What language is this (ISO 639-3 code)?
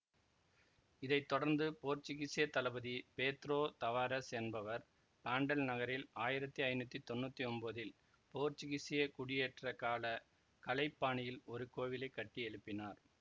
tam